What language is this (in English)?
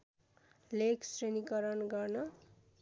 Nepali